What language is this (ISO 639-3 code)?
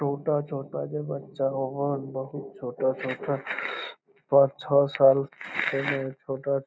mag